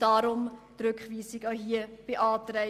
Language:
Swiss German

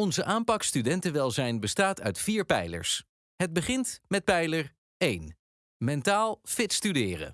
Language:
Dutch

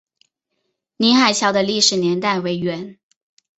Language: Chinese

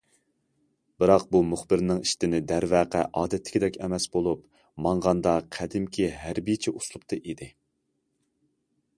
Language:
Uyghur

